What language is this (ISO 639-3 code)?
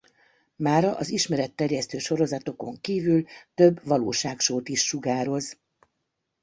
hun